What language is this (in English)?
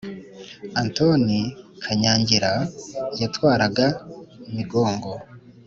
Kinyarwanda